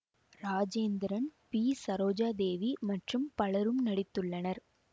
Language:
Tamil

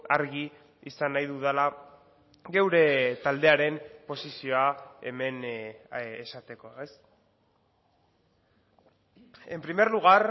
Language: Basque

